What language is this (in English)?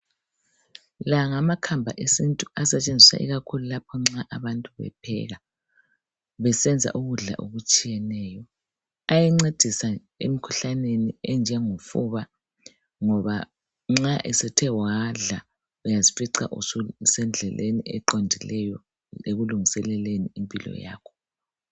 North Ndebele